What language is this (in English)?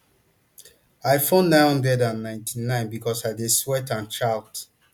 Nigerian Pidgin